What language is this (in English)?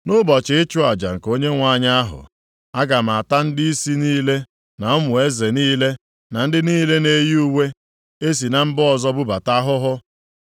Igbo